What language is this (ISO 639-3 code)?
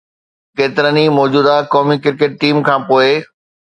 snd